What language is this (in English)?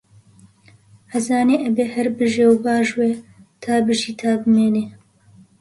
Central Kurdish